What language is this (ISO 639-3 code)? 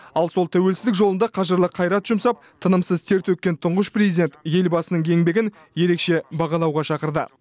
kaz